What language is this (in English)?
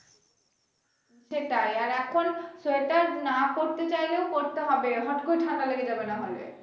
Bangla